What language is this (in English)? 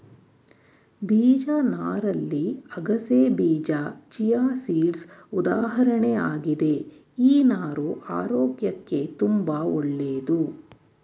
Kannada